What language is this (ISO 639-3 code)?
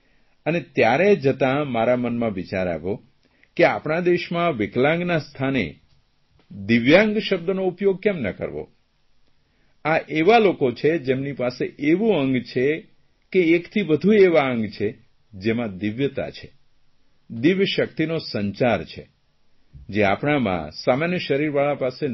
guj